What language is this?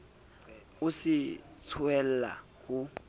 Southern Sotho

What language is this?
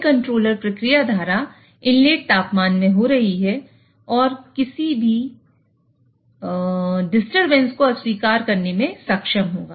Hindi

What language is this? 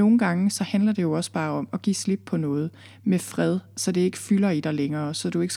Danish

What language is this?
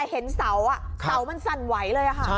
Thai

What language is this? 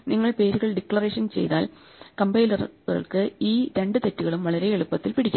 Malayalam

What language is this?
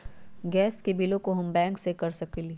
Magahi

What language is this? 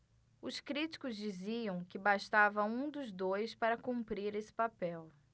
Portuguese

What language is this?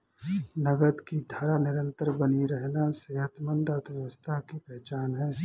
Hindi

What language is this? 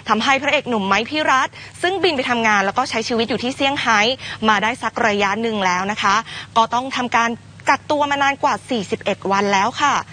Thai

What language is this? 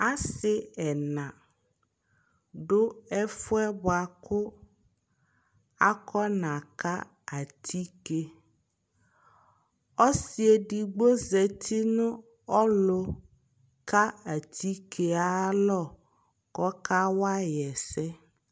Ikposo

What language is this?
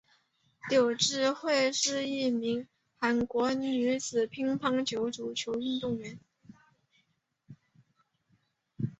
Chinese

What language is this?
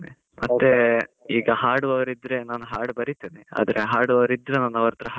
Kannada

